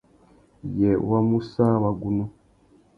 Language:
Tuki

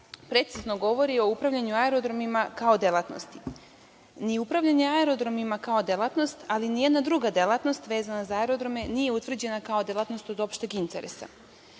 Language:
Serbian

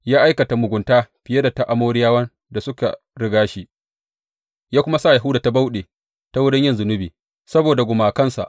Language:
Hausa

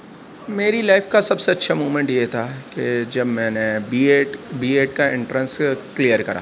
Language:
Urdu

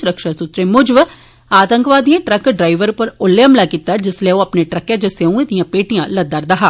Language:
Dogri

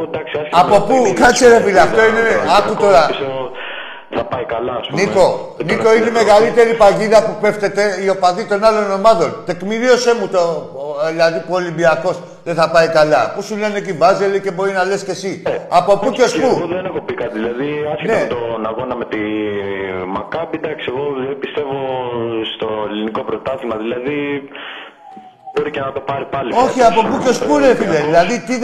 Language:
Greek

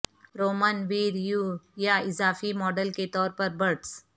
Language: Urdu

